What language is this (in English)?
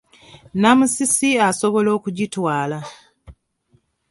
Ganda